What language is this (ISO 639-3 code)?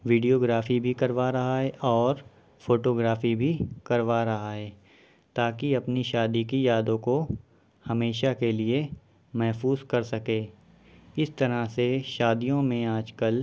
urd